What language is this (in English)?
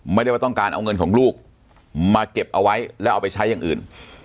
Thai